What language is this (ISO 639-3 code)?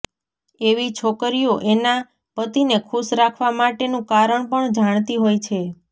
guj